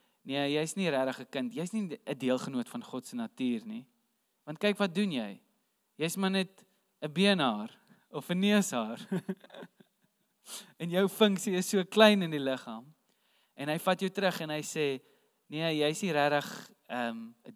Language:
Dutch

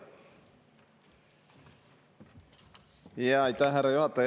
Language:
Estonian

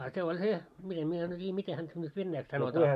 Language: Finnish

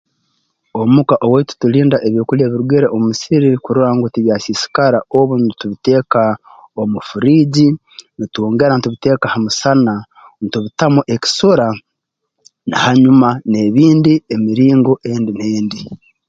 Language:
Tooro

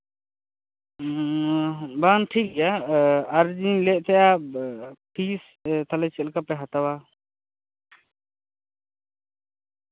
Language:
Santali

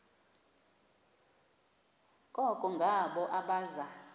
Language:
Xhosa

